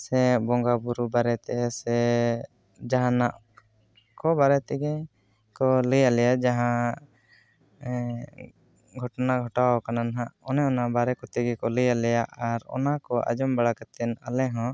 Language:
Santali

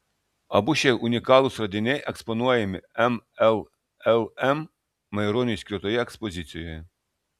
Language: Lithuanian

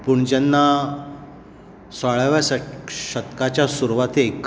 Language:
Konkani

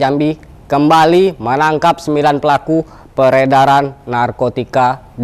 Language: Indonesian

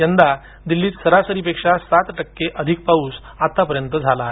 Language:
Marathi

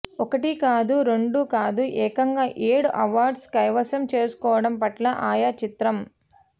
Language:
Telugu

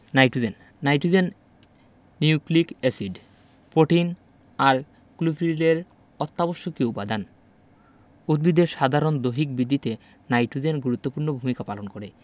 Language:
Bangla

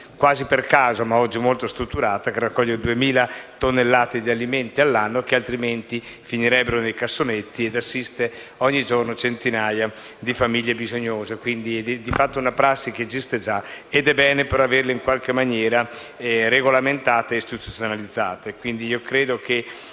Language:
Italian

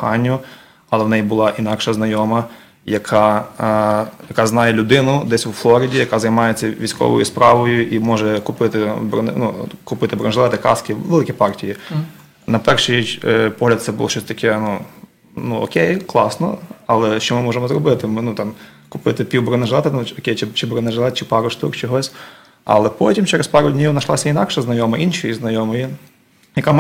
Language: Ukrainian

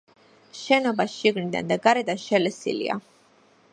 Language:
Georgian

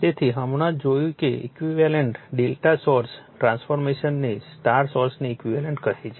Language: Gujarati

